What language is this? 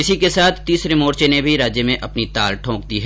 Hindi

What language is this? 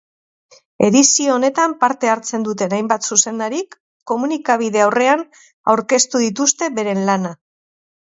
Basque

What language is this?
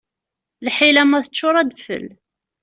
Kabyle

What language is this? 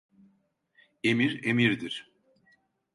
Turkish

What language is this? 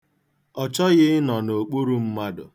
Igbo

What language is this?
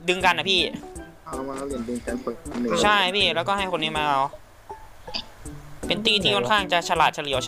Thai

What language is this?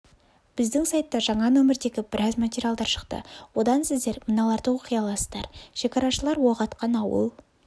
Kazakh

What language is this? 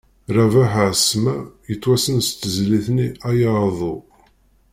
Kabyle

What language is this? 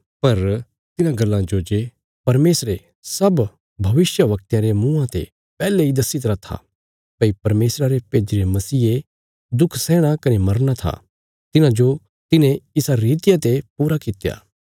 Bilaspuri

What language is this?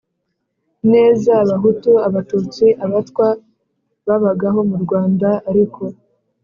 Kinyarwanda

